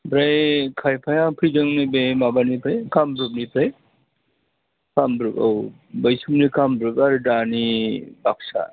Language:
Bodo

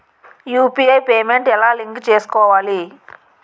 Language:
Telugu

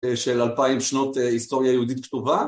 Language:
Hebrew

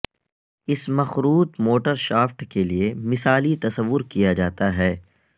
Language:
Urdu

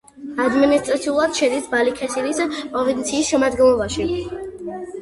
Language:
Georgian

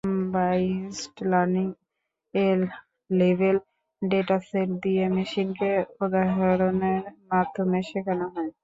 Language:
Bangla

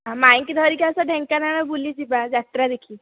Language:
Odia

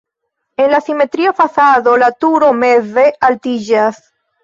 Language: Esperanto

